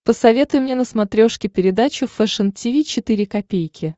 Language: Russian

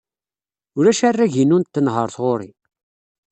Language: Kabyle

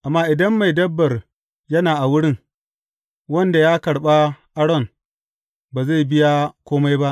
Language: Hausa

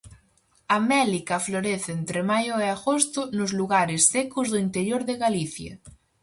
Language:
Galician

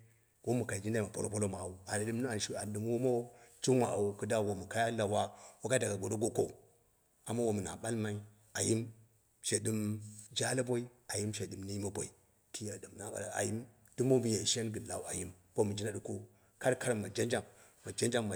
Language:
Dera (Nigeria)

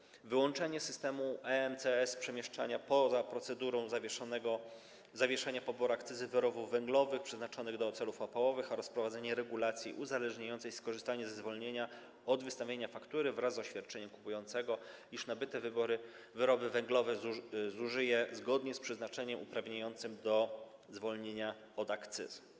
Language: Polish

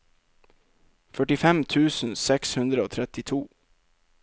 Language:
Norwegian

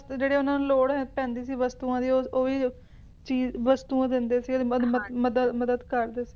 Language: Punjabi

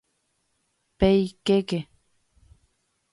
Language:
Guarani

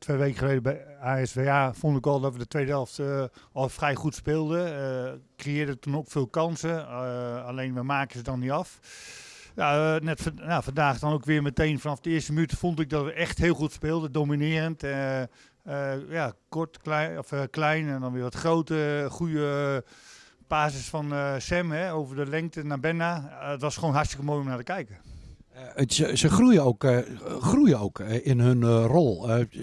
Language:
Dutch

